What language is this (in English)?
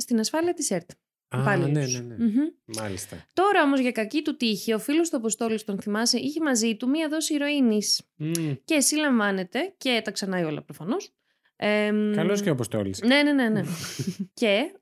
Greek